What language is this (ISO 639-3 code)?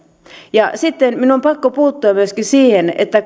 fin